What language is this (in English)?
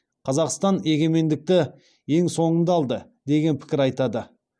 Kazakh